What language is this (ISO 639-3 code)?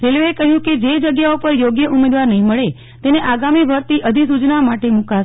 guj